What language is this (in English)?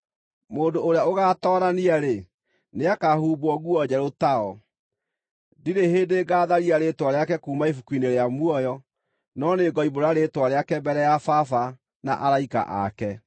Kikuyu